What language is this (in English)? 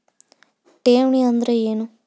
Kannada